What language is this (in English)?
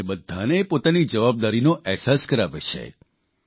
Gujarati